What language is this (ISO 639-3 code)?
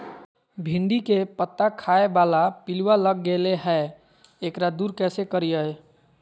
mag